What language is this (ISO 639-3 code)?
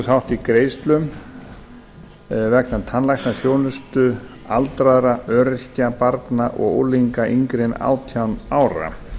isl